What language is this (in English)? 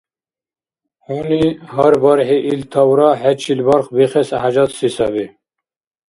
Dargwa